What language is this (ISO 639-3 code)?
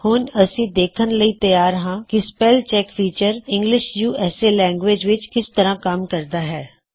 pan